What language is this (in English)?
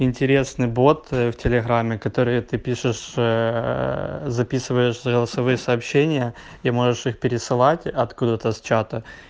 Russian